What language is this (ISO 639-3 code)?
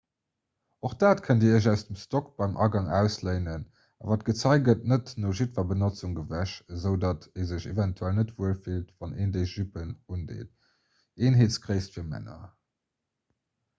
ltz